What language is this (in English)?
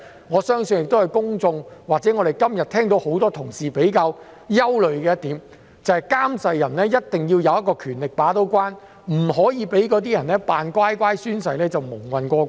Cantonese